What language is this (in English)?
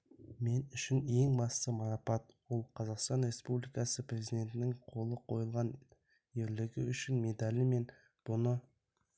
Kazakh